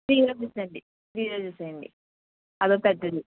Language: Telugu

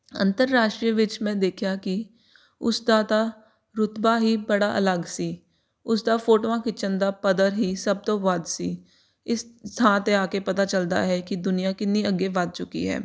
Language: Punjabi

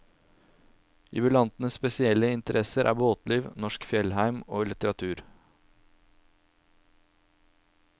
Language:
Norwegian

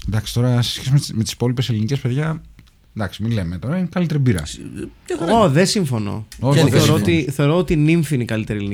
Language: Greek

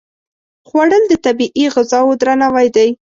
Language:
Pashto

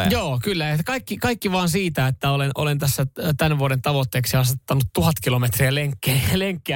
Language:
Finnish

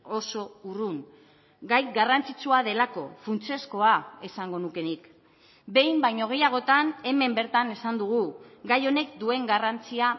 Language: Basque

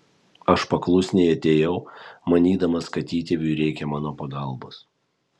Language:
Lithuanian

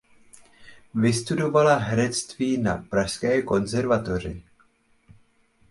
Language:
Czech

